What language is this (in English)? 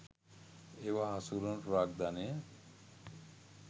Sinhala